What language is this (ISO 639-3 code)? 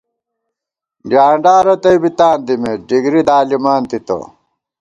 gwt